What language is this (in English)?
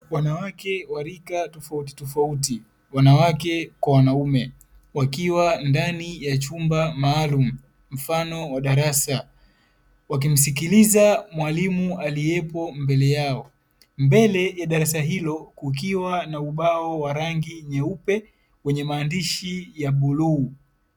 Swahili